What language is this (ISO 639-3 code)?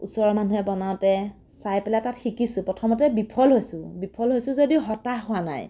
asm